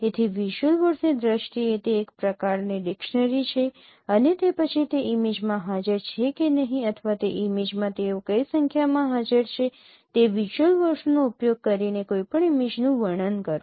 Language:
Gujarati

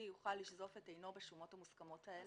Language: Hebrew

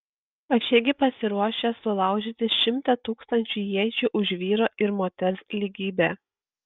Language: Lithuanian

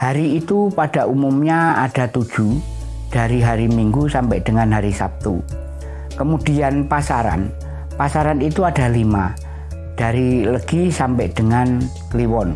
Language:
Indonesian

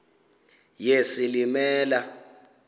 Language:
Xhosa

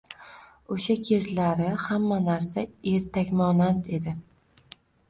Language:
Uzbek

